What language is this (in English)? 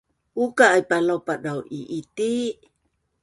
Bunun